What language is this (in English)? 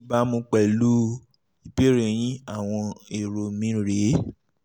Yoruba